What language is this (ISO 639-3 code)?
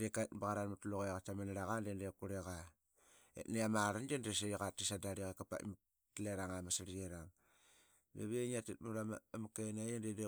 byx